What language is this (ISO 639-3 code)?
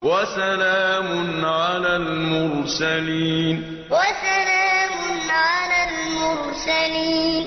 ara